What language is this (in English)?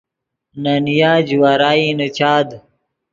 Yidgha